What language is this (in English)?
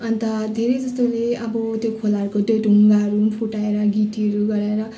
Nepali